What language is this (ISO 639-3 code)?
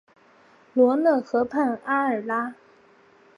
zho